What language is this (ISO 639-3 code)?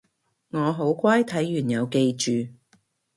yue